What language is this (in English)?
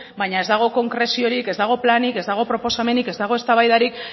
Basque